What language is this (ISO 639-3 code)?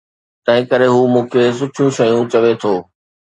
snd